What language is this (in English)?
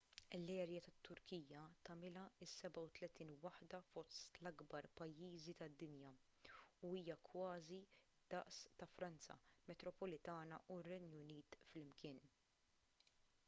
Maltese